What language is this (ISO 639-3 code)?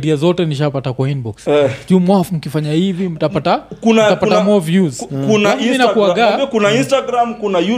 swa